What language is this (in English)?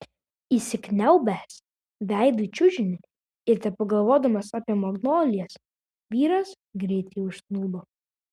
Lithuanian